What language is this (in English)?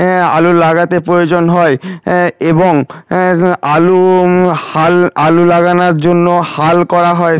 Bangla